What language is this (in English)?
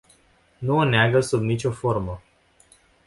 Romanian